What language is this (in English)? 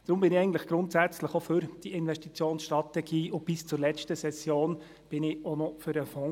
Swiss German